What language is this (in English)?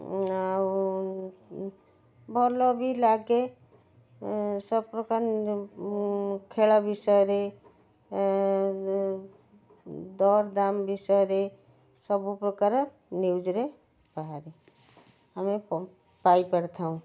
Odia